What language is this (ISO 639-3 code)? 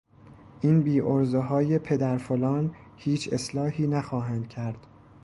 fas